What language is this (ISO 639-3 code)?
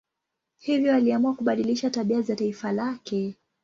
swa